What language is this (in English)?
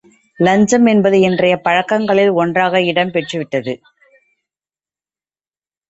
Tamil